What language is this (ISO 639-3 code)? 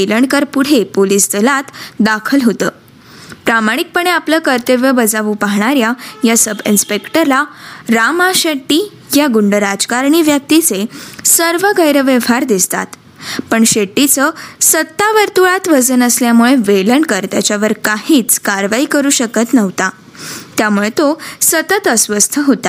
mar